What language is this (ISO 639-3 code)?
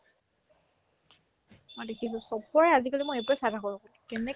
asm